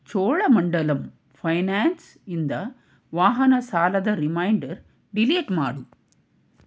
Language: Kannada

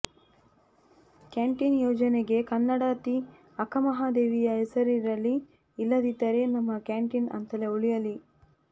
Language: Kannada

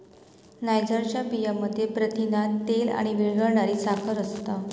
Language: Marathi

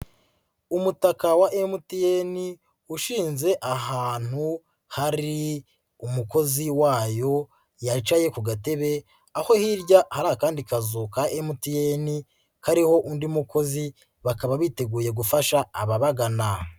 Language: Kinyarwanda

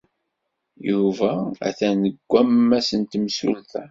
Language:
Kabyle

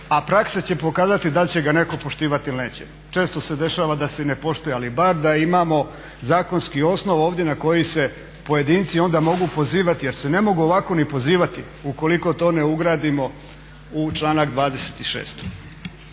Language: Croatian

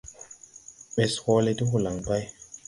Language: Tupuri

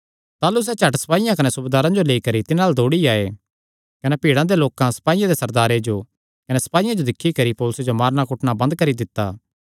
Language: Kangri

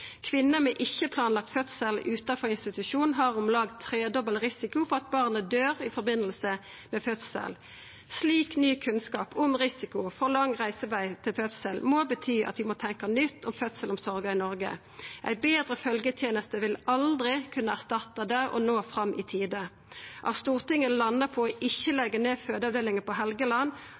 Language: Norwegian Nynorsk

